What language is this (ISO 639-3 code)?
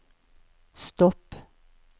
swe